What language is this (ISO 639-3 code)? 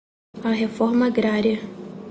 por